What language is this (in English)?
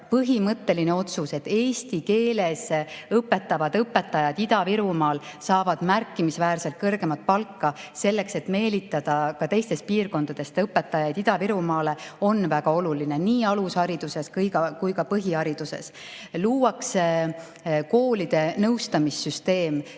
Estonian